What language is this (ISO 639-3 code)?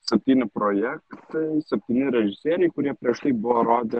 lit